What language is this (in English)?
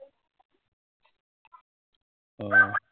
Assamese